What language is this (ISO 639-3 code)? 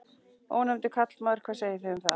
isl